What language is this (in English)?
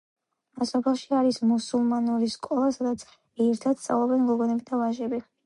Georgian